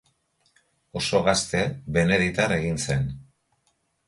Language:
Basque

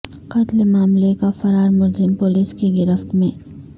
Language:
Urdu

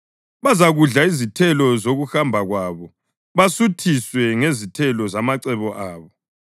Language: North Ndebele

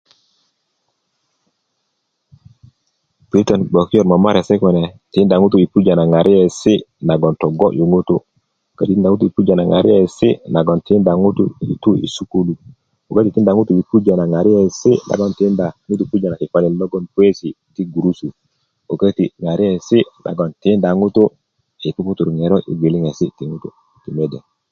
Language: Kuku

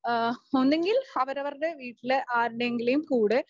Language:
Malayalam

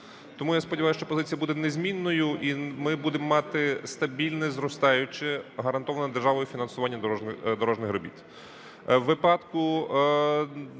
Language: Ukrainian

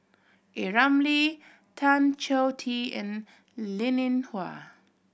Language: English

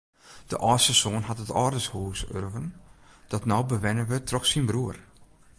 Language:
Western Frisian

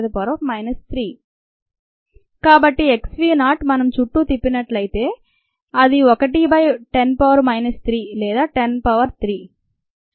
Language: Telugu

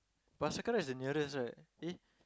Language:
English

